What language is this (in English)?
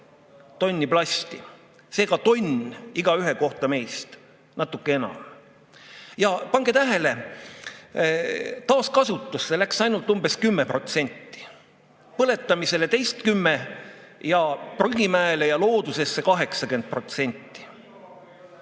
Estonian